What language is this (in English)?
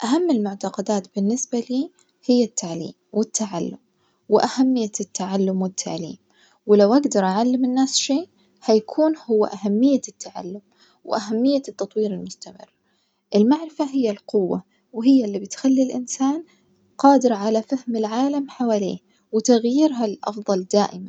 Najdi Arabic